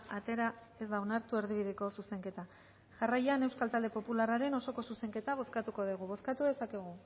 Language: Basque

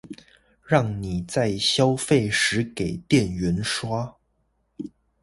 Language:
Chinese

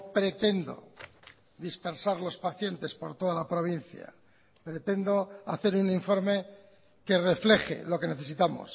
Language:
Spanish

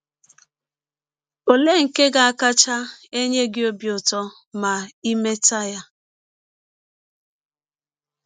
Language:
Igbo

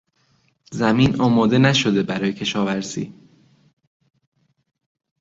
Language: Persian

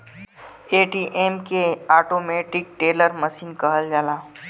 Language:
Bhojpuri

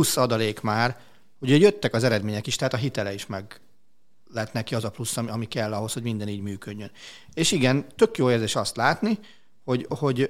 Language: Hungarian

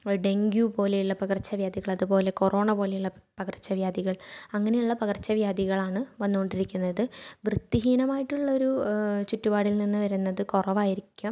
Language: Malayalam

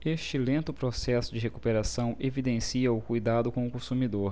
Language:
Portuguese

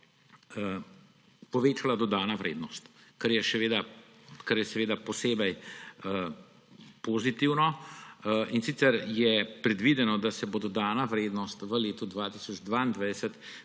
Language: Slovenian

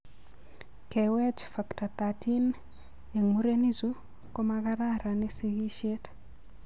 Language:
Kalenjin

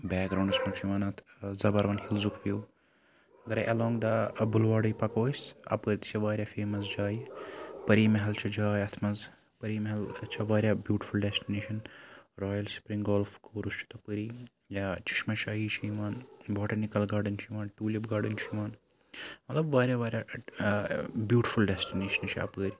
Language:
Kashmiri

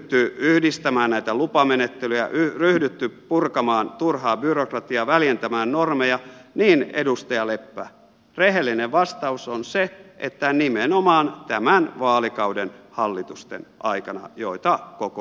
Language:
Finnish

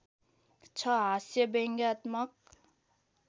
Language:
Nepali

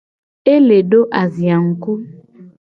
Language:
Gen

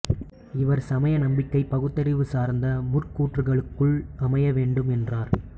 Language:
Tamil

